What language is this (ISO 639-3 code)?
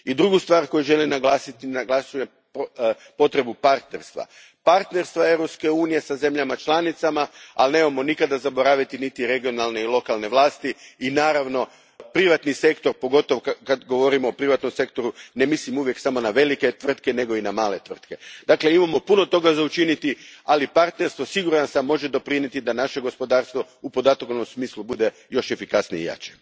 hrv